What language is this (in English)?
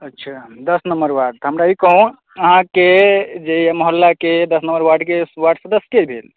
Maithili